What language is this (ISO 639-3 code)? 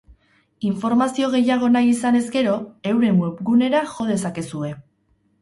eus